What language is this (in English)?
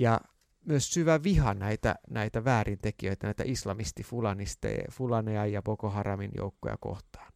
Finnish